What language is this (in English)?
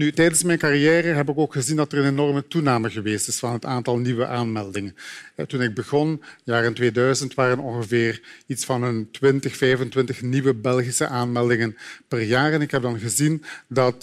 Dutch